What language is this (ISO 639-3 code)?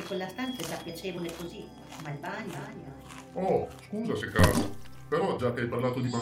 ita